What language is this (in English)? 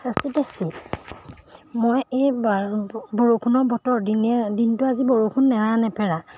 Assamese